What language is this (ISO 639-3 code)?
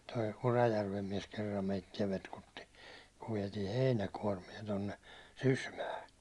fin